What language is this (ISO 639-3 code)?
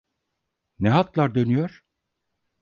tur